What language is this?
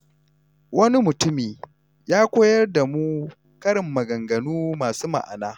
Hausa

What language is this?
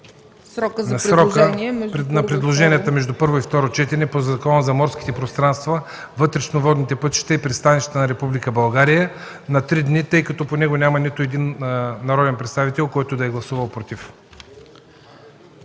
Bulgarian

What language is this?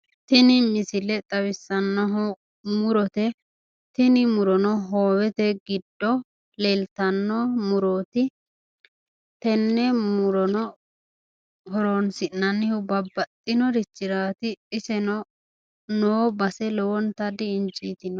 Sidamo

